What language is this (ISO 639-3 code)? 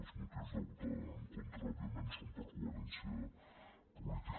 cat